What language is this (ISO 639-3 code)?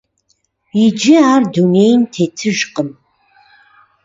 kbd